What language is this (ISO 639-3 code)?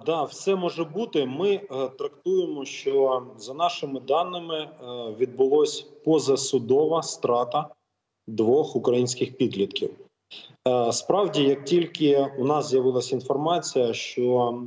ukr